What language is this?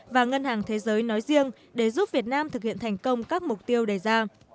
Vietnamese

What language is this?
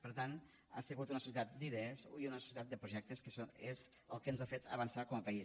Catalan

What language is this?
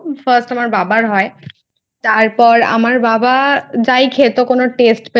Bangla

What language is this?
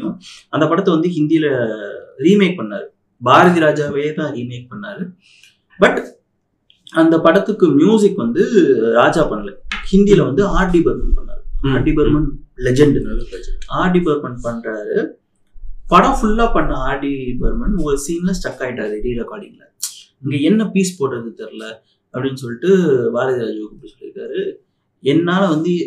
Tamil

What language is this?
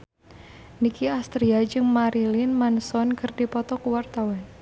Sundanese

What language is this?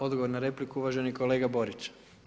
Croatian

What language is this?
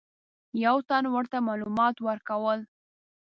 Pashto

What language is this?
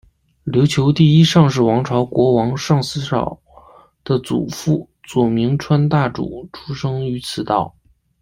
Chinese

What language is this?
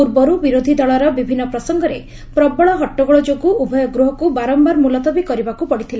Odia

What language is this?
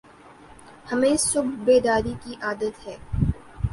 Urdu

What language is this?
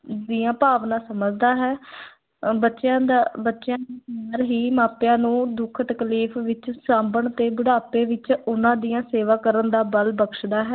Punjabi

